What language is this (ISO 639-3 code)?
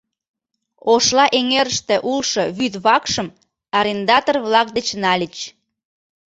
chm